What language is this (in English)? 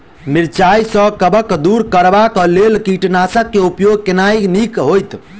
Maithili